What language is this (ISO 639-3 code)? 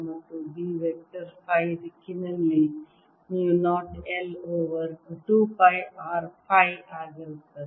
kan